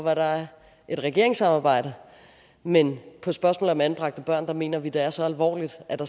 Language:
Danish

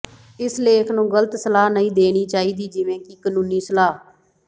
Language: Punjabi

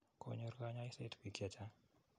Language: Kalenjin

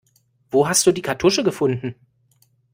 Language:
German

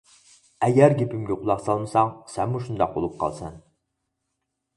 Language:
Uyghur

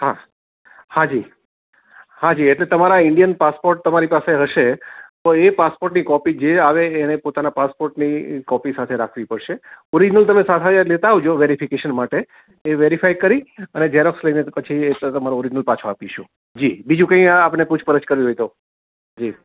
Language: Gujarati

